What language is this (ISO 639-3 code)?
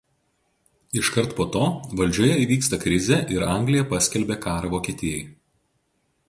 lit